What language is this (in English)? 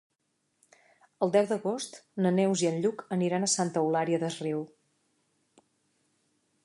Catalan